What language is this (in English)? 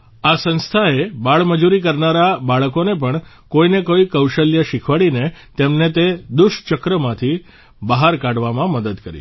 Gujarati